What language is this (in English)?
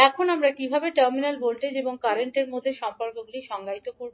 Bangla